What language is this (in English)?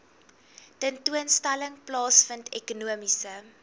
Afrikaans